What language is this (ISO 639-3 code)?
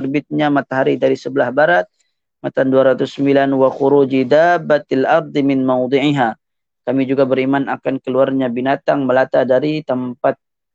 msa